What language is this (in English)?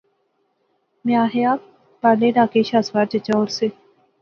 Pahari-Potwari